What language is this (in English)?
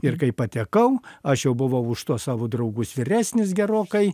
Lithuanian